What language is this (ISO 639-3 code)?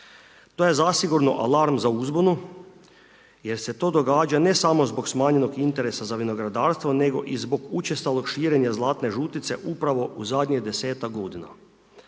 hrv